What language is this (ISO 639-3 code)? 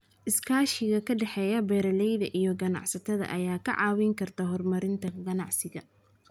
som